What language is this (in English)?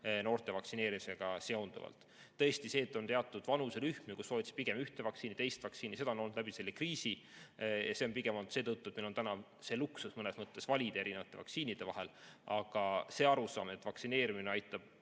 Estonian